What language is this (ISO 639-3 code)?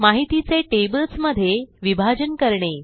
mar